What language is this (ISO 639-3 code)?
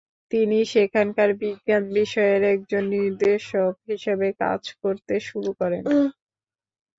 ben